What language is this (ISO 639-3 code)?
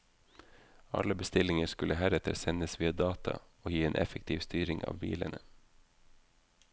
nor